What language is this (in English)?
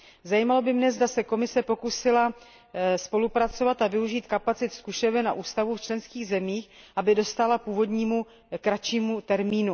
Czech